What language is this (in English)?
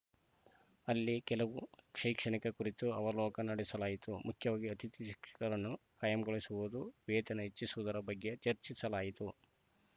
Kannada